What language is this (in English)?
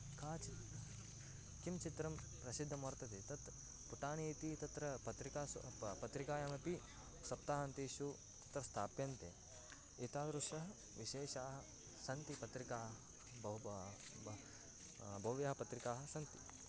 Sanskrit